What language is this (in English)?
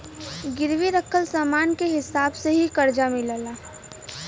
Bhojpuri